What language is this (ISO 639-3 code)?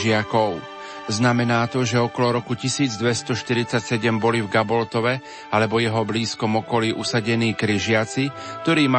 slk